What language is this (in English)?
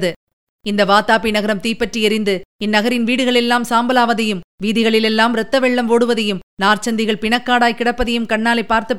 Tamil